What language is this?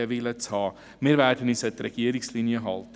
Swiss German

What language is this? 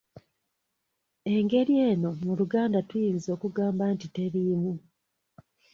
Ganda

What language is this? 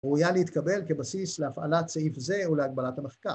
Hebrew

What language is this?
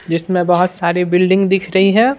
Hindi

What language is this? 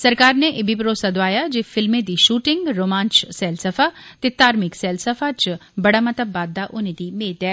Dogri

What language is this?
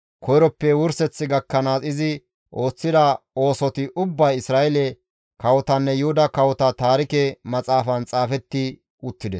Gamo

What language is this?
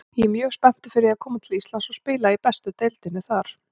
Icelandic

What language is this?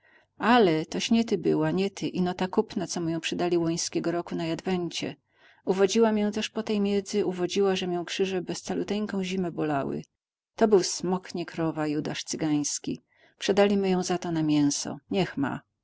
Polish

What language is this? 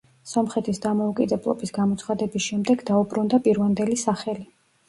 Georgian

